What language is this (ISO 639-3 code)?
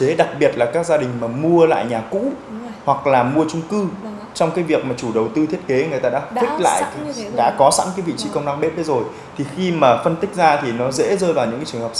vie